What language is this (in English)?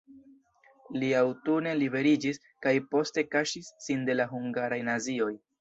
Esperanto